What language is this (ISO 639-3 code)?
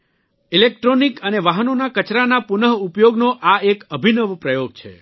guj